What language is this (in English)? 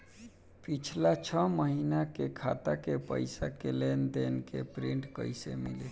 Bhojpuri